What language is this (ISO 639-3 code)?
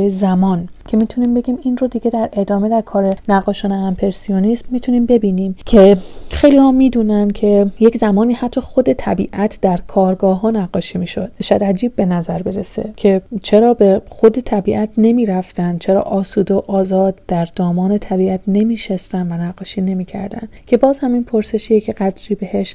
fas